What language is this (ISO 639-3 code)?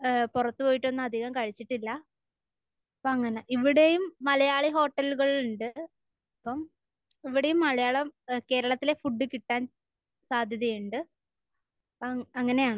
mal